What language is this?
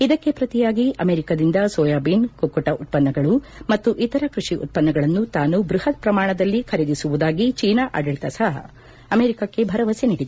Kannada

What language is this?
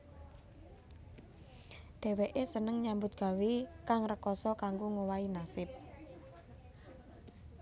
Javanese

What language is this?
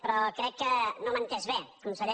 Catalan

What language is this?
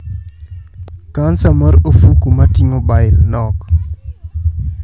Luo (Kenya and Tanzania)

